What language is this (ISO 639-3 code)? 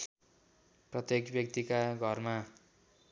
nep